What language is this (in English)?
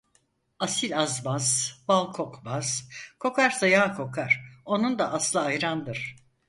Turkish